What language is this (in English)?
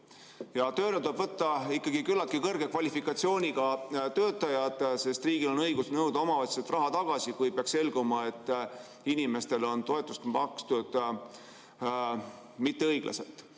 Estonian